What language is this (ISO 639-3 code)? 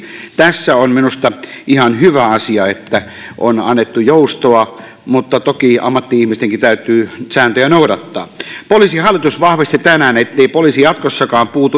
fin